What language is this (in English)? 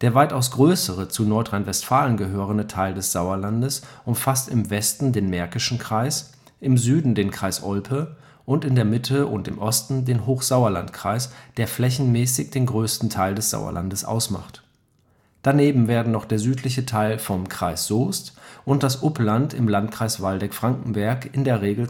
German